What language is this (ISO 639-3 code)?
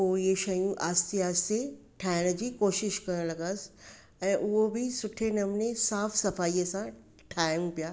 snd